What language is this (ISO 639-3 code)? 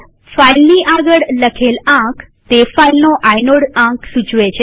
guj